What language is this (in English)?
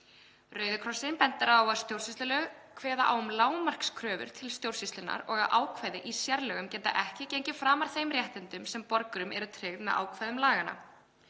Icelandic